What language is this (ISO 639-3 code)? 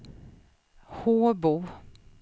swe